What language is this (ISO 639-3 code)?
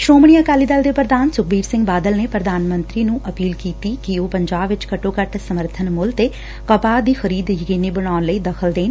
pan